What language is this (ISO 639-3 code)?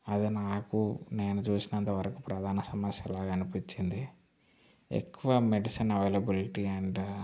tel